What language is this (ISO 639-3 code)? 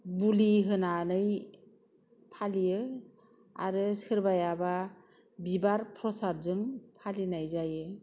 brx